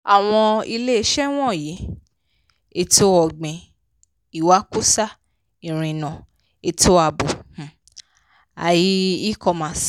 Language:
Yoruba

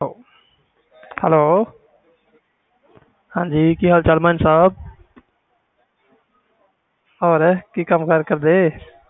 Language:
Punjabi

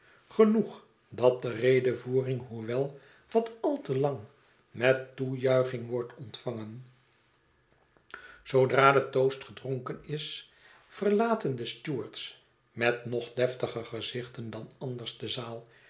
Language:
Dutch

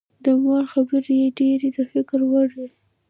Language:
Pashto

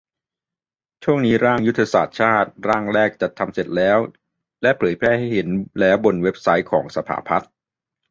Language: Thai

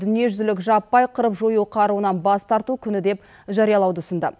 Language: Kazakh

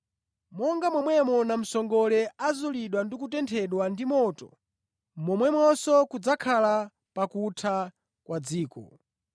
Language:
Nyanja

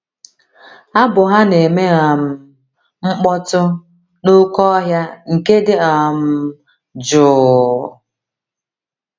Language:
Igbo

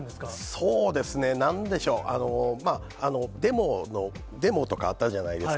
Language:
Japanese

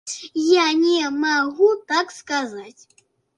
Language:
Belarusian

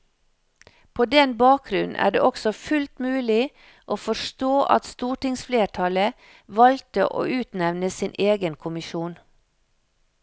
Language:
Norwegian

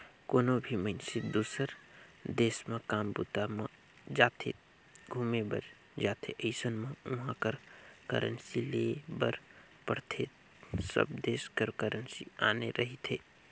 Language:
Chhattisgarhi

